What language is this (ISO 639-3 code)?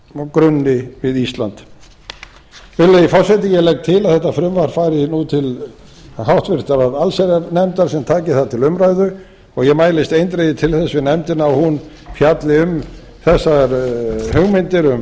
isl